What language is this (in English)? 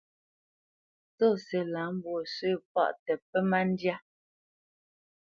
Bamenyam